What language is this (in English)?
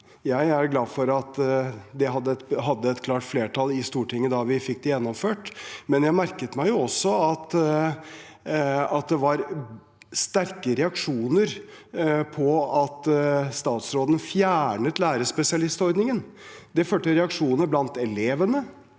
Norwegian